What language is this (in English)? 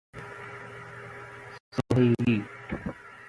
Persian